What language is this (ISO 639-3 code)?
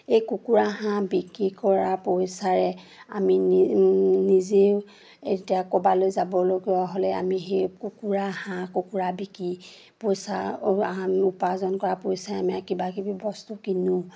asm